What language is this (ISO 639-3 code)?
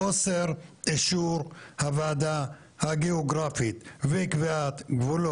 heb